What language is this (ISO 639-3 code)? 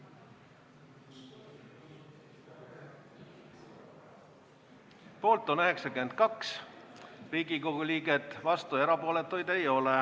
est